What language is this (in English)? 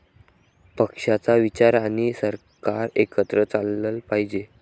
Marathi